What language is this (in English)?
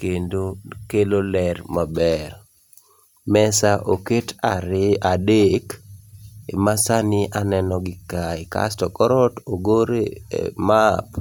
Luo (Kenya and Tanzania)